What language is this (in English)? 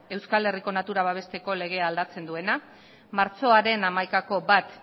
Basque